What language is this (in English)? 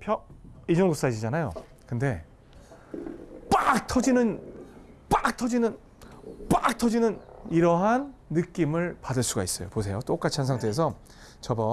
Korean